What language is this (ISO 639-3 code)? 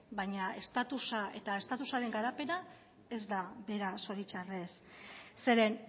eus